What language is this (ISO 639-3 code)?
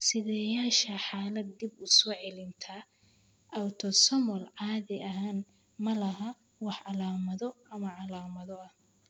som